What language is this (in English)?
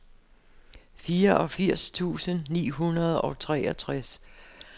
Danish